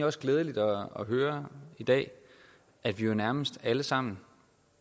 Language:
Danish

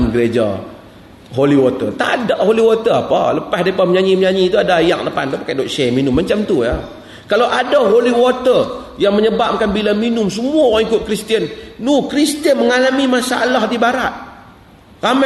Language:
Malay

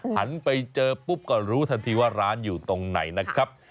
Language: Thai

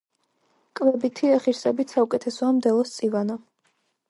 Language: Georgian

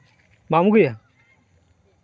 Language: Santali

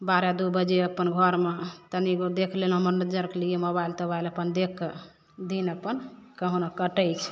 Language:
Maithili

